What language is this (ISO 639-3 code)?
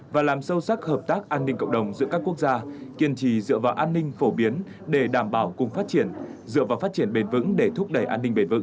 vie